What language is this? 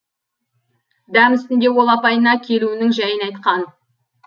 Kazakh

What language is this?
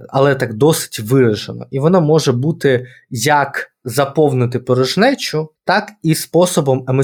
Ukrainian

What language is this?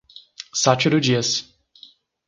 Portuguese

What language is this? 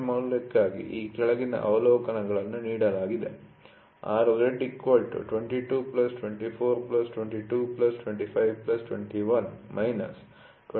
Kannada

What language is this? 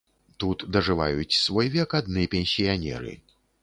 Belarusian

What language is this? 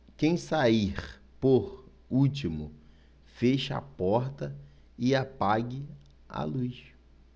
Portuguese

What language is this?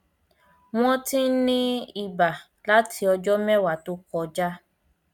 Yoruba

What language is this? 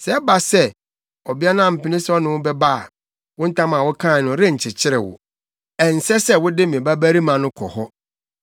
Akan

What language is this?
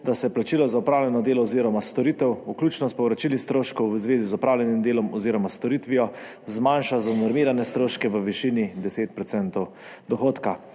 Slovenian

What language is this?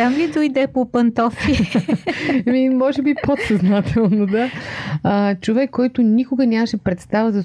Bulgarian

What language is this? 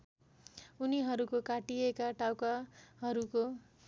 Nepali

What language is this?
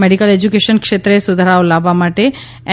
Gujarati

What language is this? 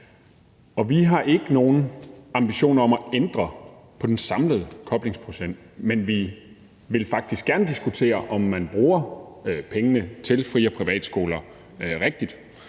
Danish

